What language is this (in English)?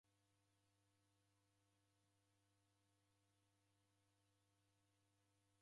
Taita